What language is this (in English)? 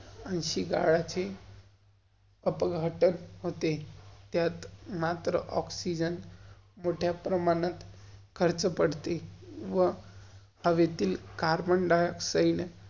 Marathi